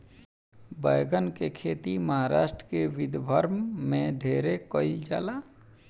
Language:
Bhojpuri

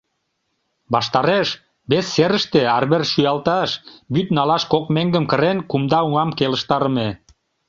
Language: Mari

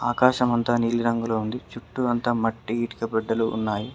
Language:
Telugu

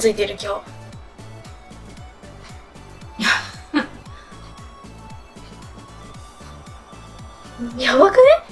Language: Japanese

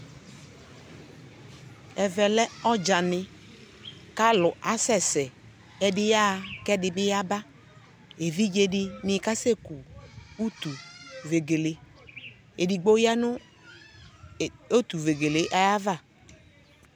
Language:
Ikposo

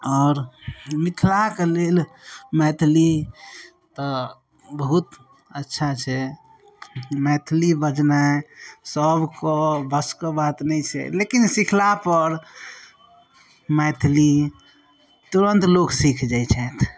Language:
Maithili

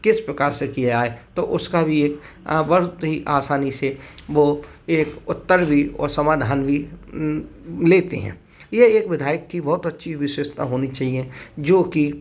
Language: Hindi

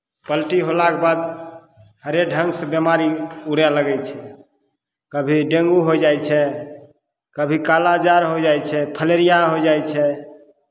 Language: Maithili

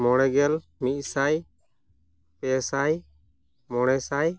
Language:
Santali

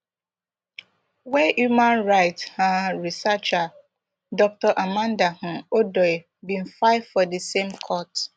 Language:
Nigerian Pidgin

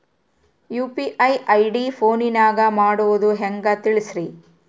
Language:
Kannada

